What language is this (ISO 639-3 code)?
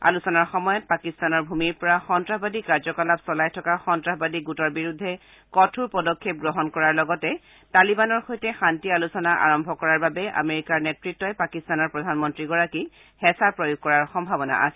asm